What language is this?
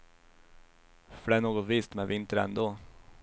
Swedish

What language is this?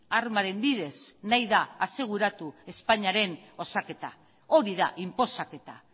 Basque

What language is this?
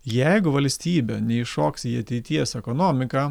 Lithuanian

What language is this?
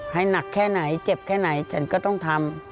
Thai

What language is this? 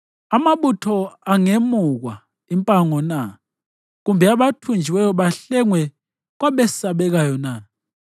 North Ndebele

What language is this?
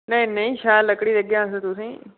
Dogri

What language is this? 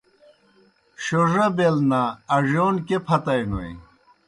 Kohistani Shina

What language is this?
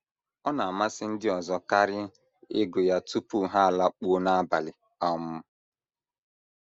Igbo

